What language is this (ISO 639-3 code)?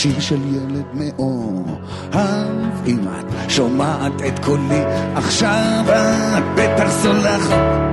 heb